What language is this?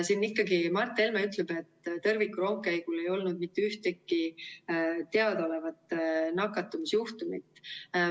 Estonian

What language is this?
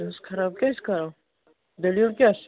Kashmiri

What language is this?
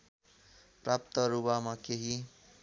Nepali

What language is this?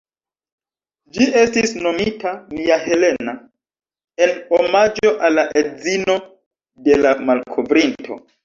Esperanto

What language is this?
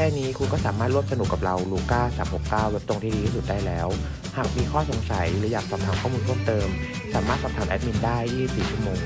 Thai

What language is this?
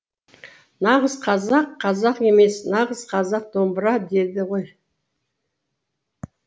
Kazakh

